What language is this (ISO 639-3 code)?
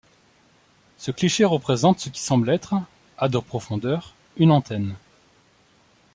fra